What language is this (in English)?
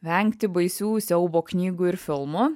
Lithuanian